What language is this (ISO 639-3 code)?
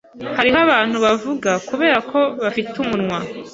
kin